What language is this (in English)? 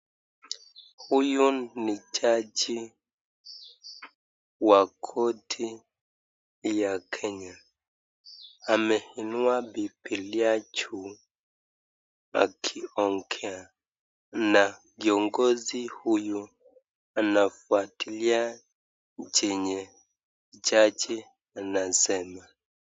Swahili